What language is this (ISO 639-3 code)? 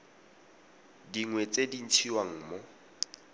tsn